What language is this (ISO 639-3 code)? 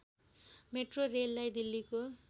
nep